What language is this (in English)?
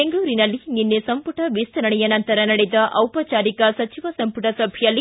Kannada